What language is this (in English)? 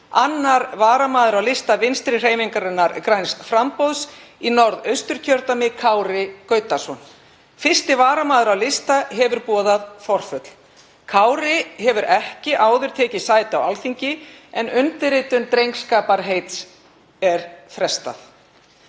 Icelandic